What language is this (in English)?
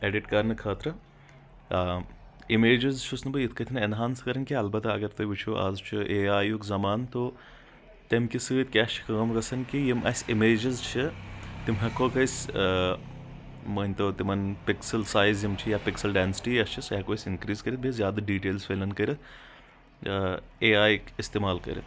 Kashmiri